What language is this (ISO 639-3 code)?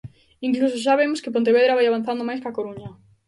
glg